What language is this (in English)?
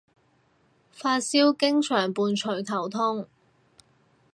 Cantonese